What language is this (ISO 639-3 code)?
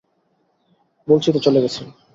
ben